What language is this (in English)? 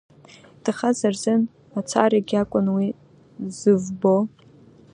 Abkhazian